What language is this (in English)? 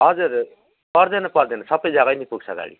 Nepali